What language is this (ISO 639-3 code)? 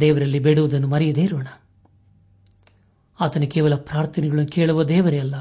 kan